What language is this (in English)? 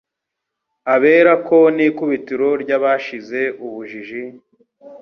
Kinyarwanda